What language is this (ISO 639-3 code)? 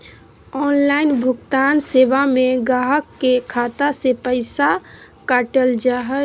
mag